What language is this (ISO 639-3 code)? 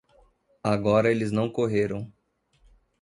por